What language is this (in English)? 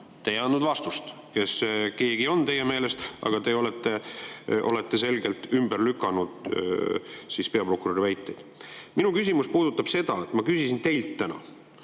Estonian